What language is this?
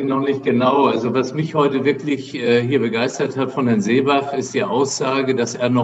German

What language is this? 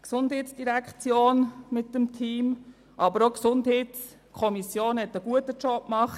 Swiss German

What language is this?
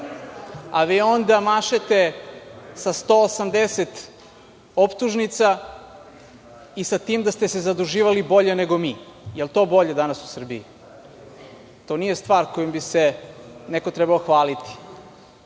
Serbian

